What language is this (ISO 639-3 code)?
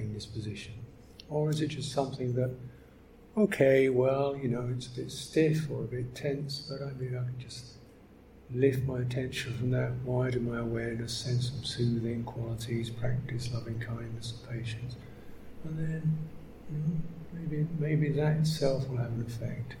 eng